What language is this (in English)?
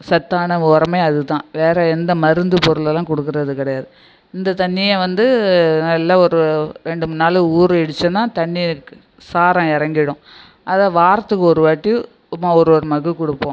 Tamil